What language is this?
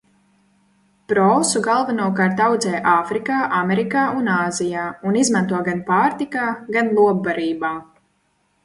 Latvian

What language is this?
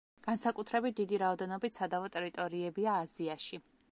Georgian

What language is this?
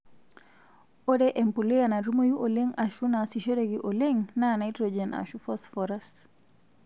Masai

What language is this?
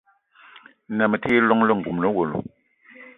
Eton (Cameroon)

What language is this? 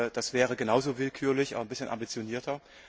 German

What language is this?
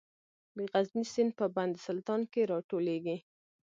Pashto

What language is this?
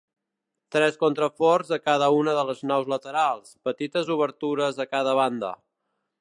Catalan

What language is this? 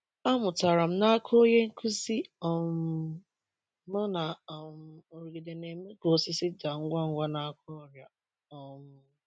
Igbo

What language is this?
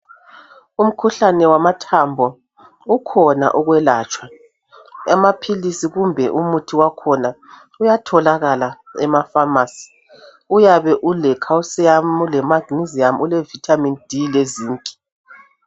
North Ndebele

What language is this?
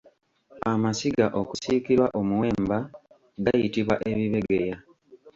Ganda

